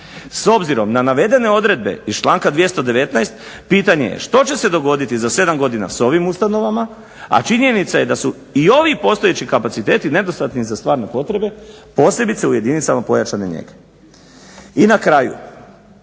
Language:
Croatian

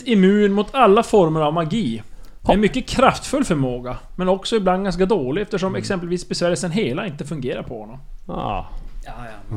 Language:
Swedish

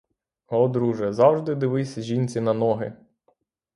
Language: Ukrainian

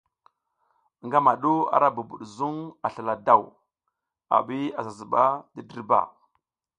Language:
South Giziga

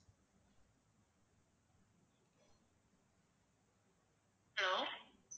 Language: Tamil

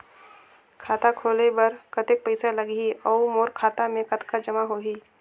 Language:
Chhattisgarhi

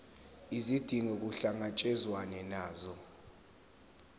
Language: Zulu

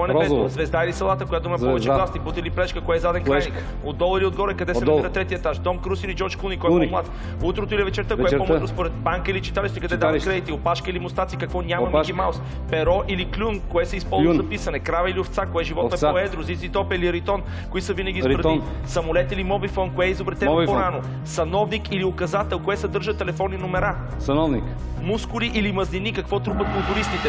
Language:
Bulgarian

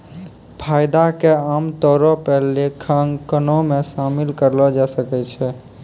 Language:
Maithili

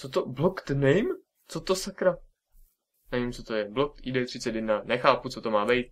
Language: Czech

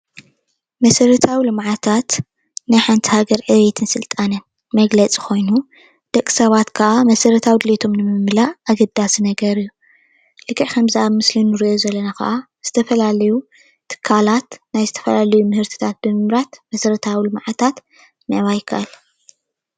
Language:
Tigrinya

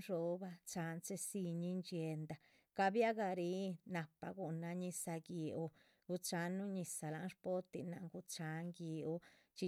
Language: Chichicapan Zapotec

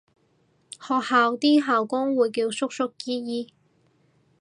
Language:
Cantonese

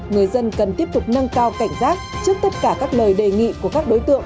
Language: Vietnamese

